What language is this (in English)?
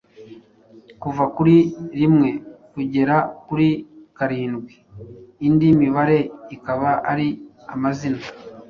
Kinyarwanda